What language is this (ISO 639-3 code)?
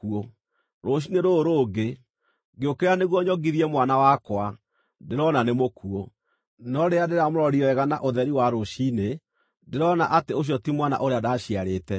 kik